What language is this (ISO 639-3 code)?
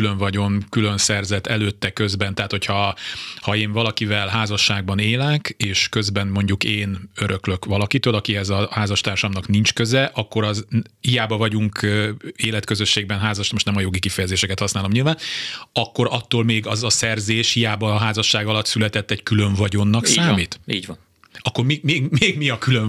hun